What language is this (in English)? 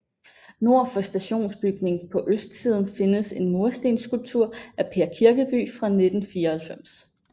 Danish